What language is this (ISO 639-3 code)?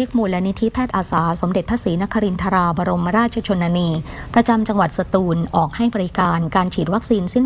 tha